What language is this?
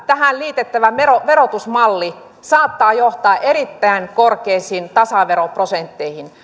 Finnish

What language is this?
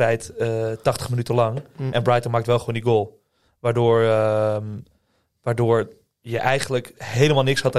Dutch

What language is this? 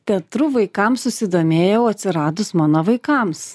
Lithuanian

